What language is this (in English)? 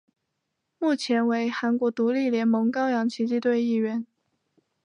Chinese